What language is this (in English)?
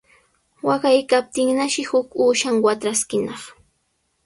Sihuas Ancash Quechua